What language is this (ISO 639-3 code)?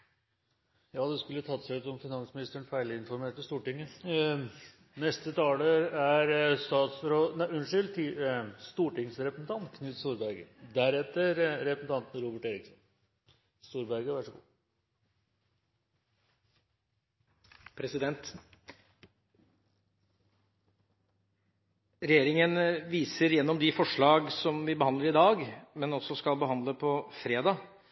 nor